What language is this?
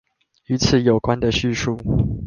Chinese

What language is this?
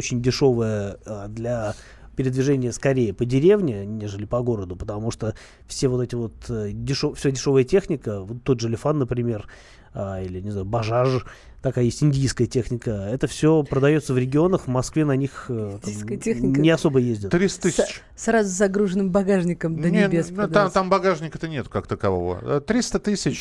Russian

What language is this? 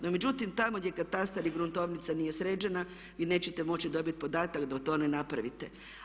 Croatian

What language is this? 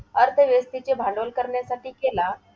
Marathi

